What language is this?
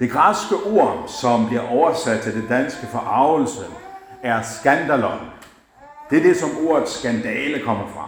Danish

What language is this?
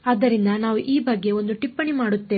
Kannada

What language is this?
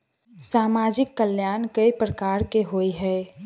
Maithili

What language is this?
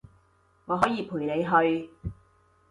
Cantonese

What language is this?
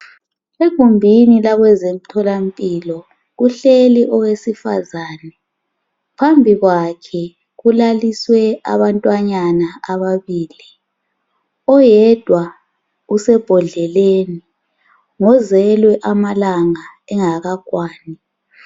North Ndebele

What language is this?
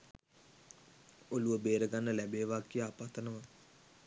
Sinhala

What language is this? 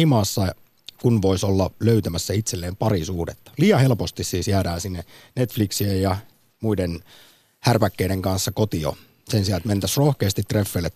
Finnish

